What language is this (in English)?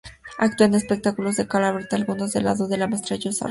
Spanish